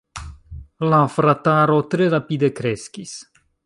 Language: Esperanto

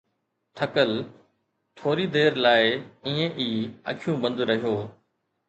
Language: Sindhi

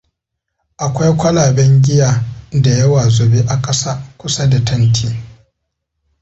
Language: Hausa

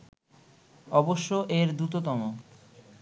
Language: Bangla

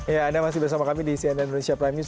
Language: Indonesian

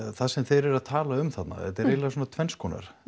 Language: Icelandic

